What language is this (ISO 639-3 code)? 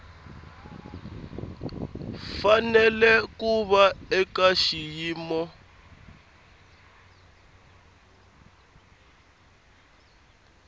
tso